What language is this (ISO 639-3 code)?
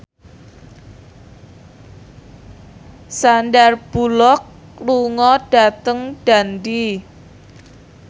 jav